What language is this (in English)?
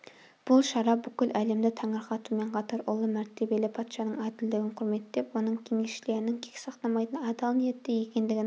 Kazakh